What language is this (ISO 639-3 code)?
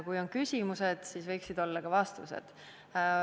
est